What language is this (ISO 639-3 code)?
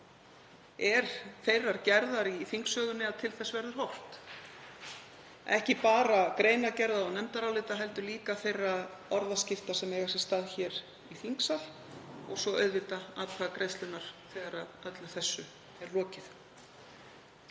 isl